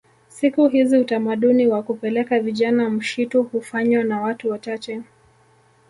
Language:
Swahili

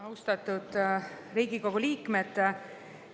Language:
Estonian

